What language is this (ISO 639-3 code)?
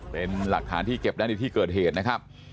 tha